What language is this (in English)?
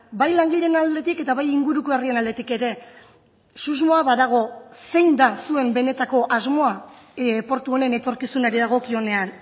Basque